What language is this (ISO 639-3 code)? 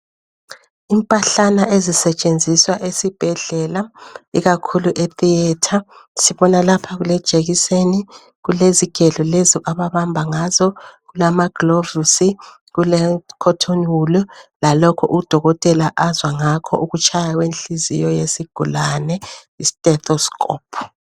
nde